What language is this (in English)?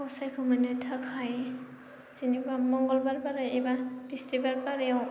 Bodo